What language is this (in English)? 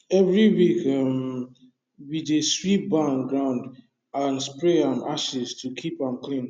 Nigerian Pidgin